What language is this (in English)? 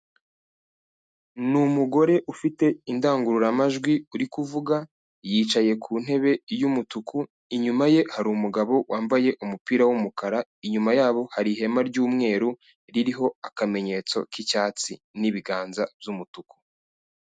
Kinyarwanda